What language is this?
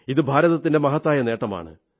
Malayalam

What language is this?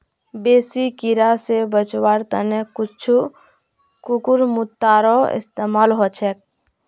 Magahi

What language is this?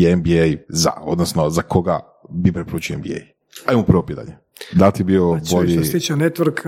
Croatian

